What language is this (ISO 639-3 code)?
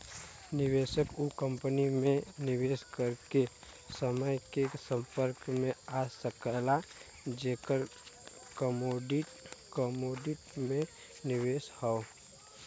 bho